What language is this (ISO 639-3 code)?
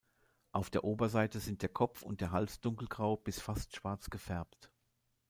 deu